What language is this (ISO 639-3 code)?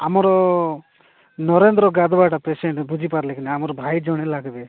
ori